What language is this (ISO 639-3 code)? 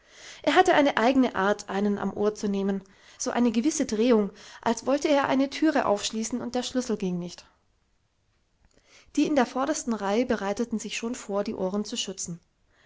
deu